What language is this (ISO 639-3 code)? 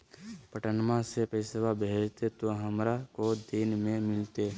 mag